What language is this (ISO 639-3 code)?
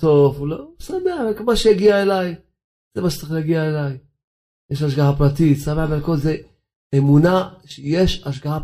heb